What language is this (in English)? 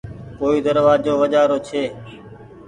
Goaria